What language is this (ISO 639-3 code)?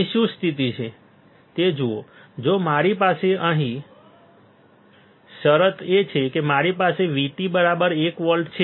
guj